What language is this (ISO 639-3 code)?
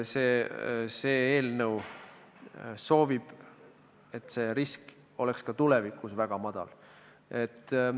est